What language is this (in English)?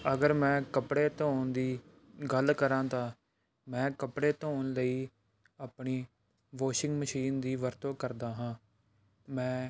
Punjabi